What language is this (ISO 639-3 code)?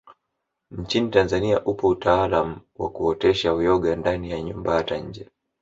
swa